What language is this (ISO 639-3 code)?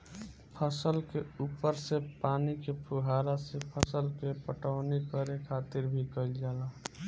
bho